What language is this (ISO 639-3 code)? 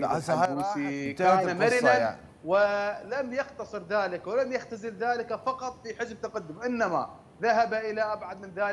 ara